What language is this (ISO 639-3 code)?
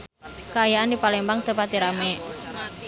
sun